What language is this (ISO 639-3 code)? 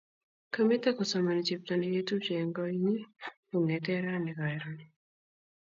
kln